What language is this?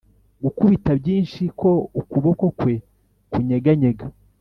Kinyarwanda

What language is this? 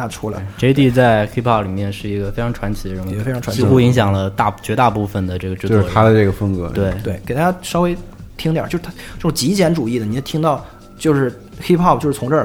Chinese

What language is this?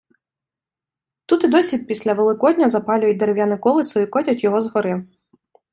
Ukrainian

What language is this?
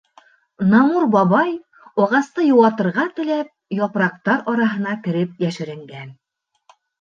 Bashkir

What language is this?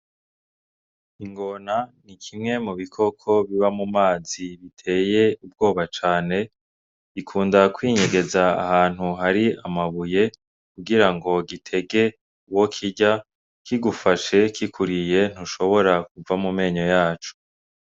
Rundi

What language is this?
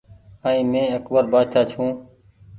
Goaria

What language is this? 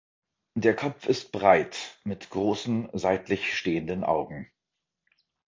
German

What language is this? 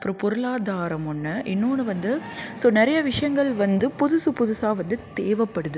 Tamil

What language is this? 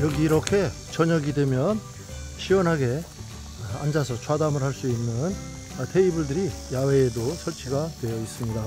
Korean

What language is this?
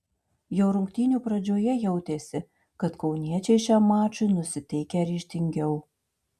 Lithuanian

